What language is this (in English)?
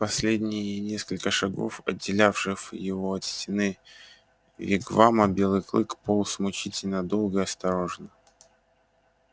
Russian